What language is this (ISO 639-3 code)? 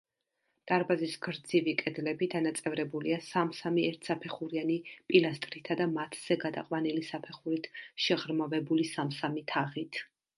kat